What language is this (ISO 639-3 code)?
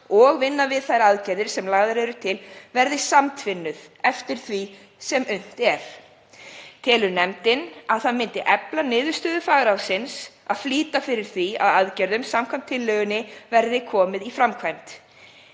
isl